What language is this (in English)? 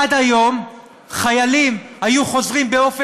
Hebrew